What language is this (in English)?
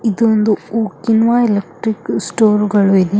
Kannada